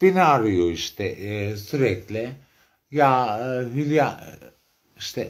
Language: Turkish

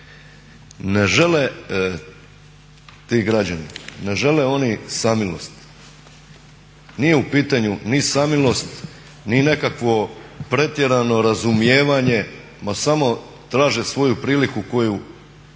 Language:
Croatian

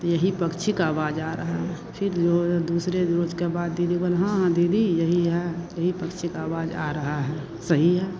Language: Hindi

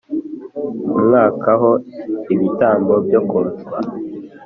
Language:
Kinyarwanda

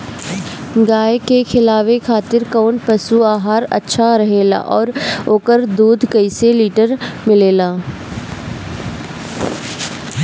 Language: Bhojpuri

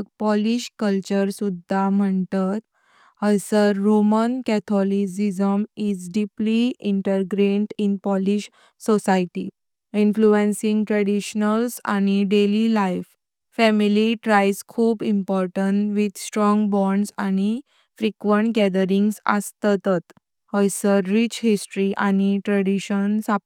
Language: Konkani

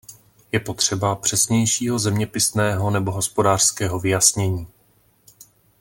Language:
Czech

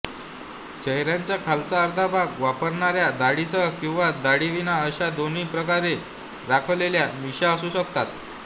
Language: Marathi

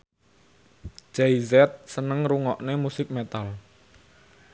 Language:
Javanese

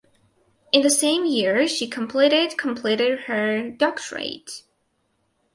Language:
English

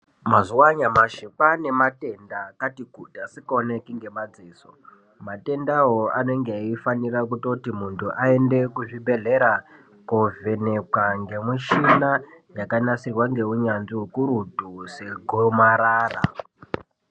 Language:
Ndau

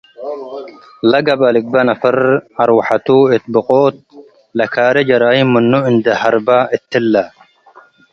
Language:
Tigre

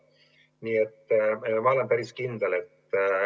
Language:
Estonian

